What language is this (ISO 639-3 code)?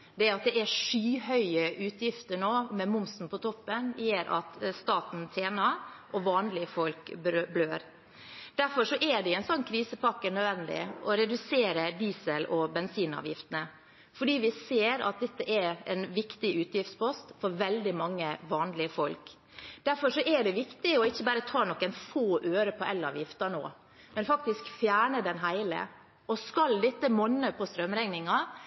nob